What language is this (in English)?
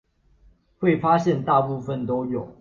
Chinese